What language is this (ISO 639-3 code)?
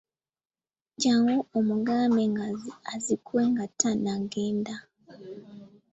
lug